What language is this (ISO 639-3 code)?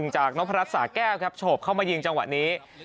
tha